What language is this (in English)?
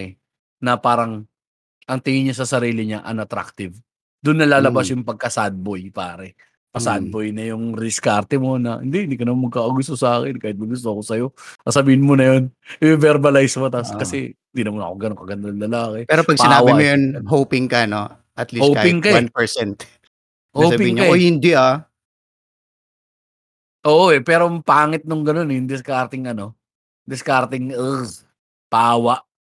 Filipino